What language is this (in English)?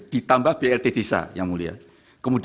Indonesian